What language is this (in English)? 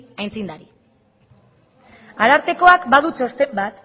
Basque